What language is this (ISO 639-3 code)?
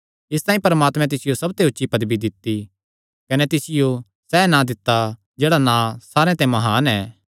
xnr